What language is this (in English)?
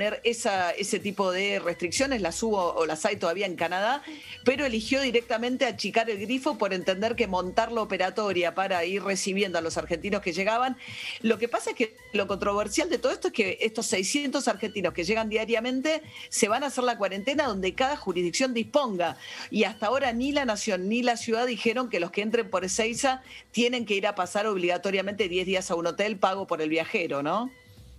Spanish